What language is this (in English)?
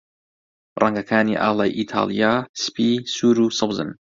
Central Kurdish